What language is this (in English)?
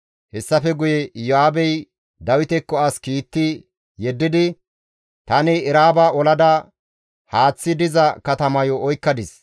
Gamo